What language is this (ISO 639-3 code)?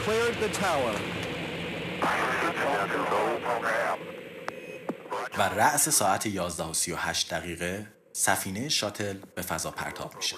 fas